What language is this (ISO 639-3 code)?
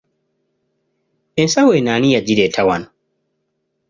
lug